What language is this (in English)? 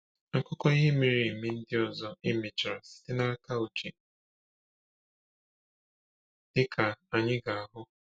Igbo